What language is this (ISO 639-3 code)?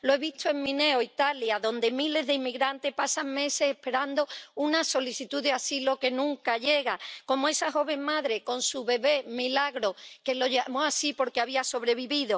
spa